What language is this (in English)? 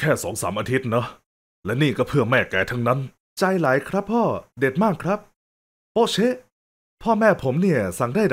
Thai